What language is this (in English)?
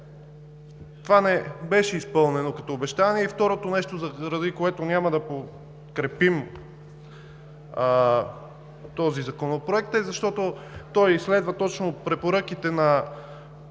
Bulgarian